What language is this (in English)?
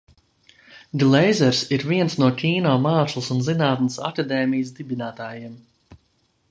Latvian